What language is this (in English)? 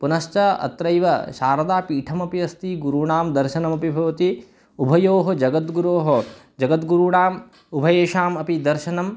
Sanskrit